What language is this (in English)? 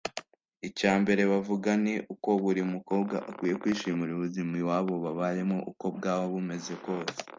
Kinyarwanda